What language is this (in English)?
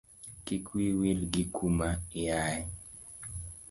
Luo (Kenya and Tanzania)